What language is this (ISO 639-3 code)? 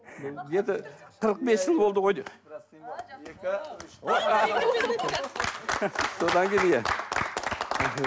kaz